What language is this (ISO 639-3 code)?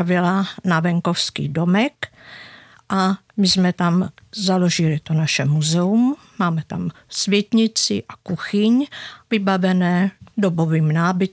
ces